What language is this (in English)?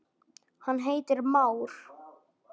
Icelandic